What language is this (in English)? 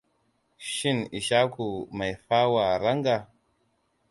Hausa